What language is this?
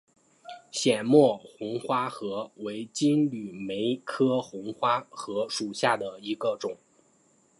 Chinese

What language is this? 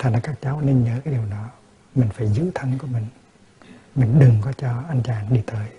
Vietnamese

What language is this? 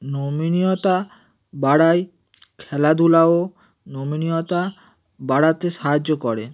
Bangla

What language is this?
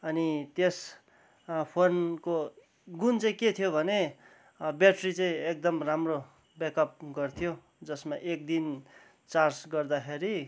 Nepali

